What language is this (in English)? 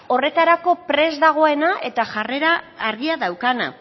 Basque